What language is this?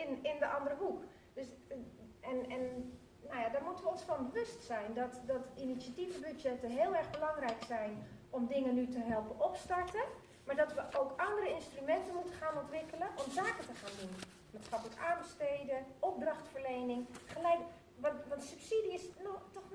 Dutch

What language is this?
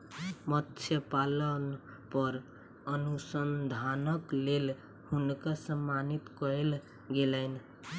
Maithili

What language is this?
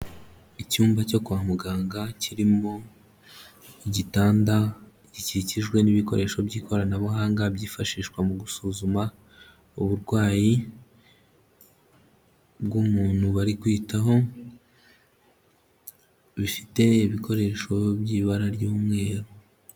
Kinyarwanda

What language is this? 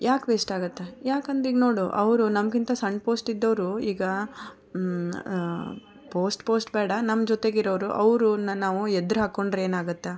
Kannada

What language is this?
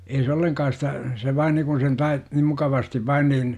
Finnish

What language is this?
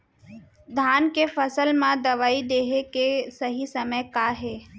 Chhattisgarhi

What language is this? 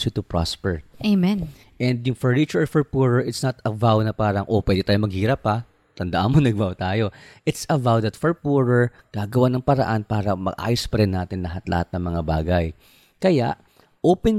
Filipino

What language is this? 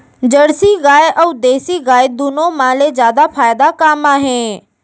Chhattisgarhi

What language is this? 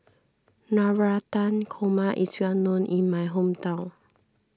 English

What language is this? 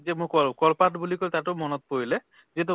Assamese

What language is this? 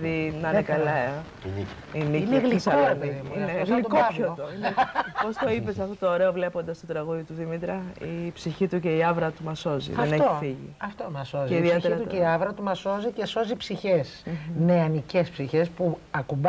Greek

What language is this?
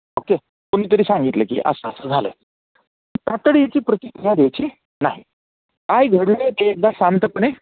Marathi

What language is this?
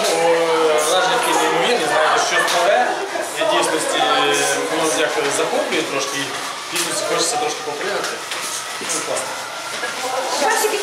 Ukrainian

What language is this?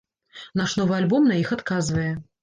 Belarusian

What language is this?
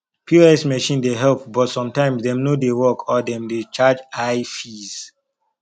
Nigerian Pidgin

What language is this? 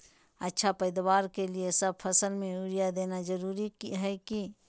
Magahi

